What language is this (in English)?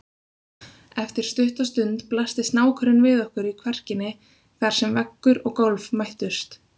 Icelandic